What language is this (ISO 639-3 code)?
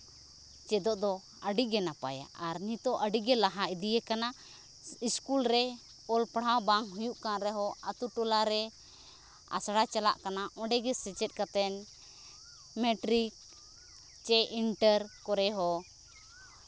sat